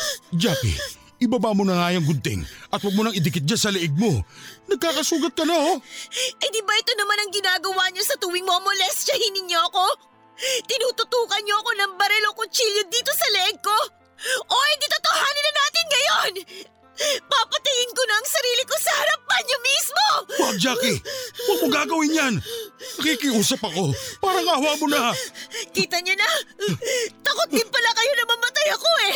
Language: Filipino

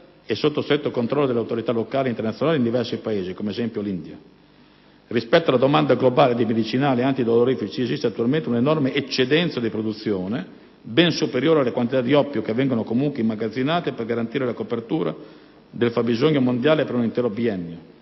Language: Italian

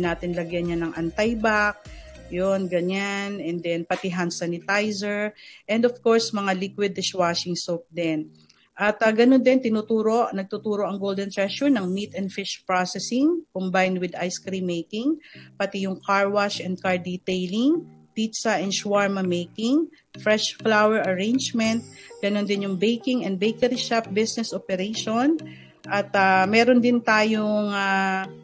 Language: Filipino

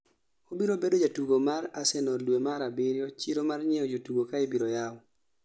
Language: Luo (Kenya and Tanzania)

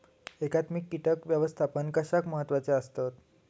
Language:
Marathi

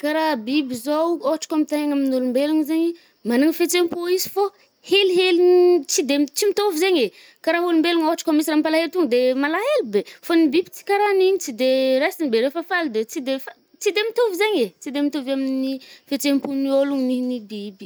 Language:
Northern Betsimisaraka Malagasy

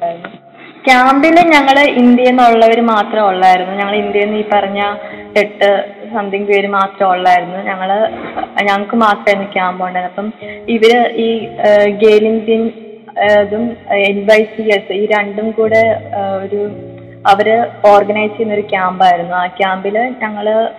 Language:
Malayalam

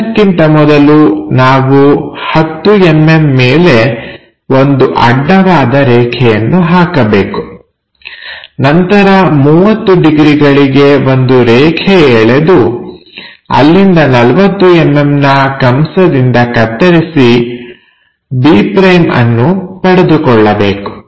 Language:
Kannada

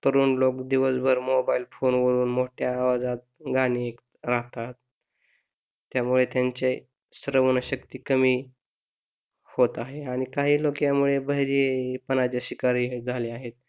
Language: Marathi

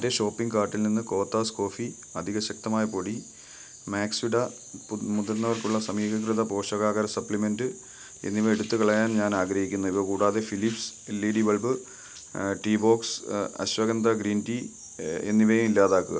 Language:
Malayalam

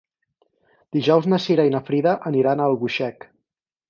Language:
Catalan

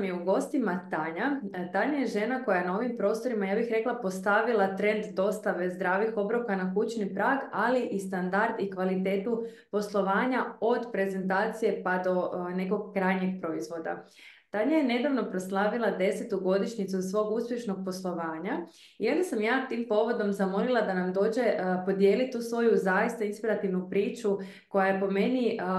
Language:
Croatian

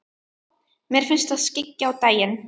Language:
Icelandic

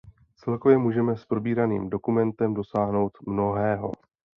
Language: Czech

